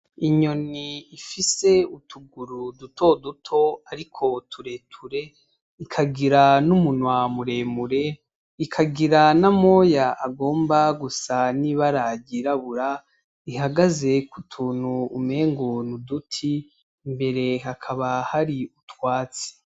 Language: Rundi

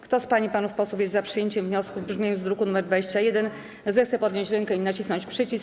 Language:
Polish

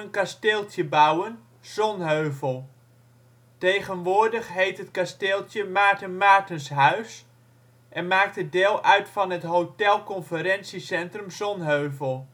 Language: Dutch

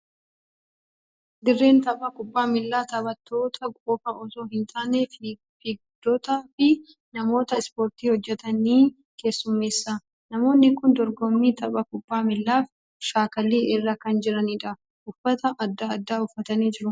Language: Oromo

